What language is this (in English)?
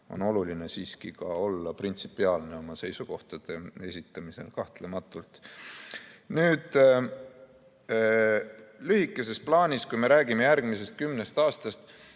Estonian